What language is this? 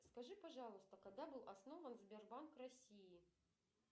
Russian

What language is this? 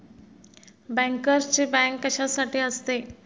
Marathi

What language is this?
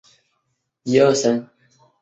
Chinese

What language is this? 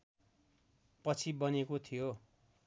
Nepali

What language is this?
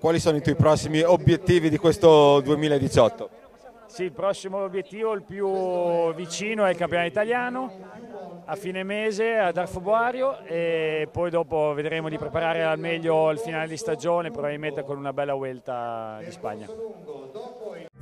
Italian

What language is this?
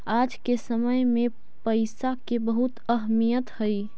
Magahi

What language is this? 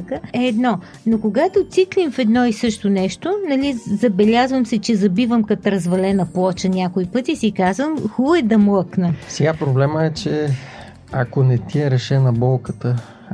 Bulgarian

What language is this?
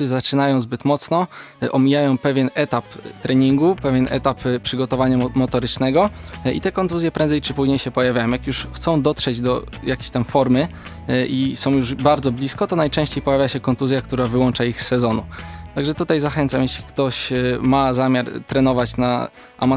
Polish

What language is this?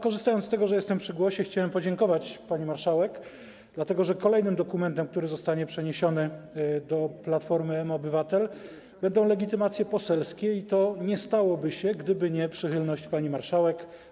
Polish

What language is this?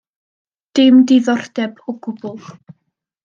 Welsh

